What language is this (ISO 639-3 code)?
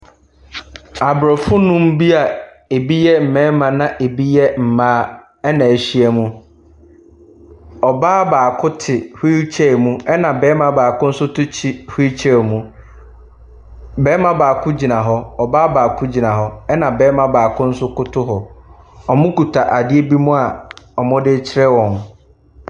aka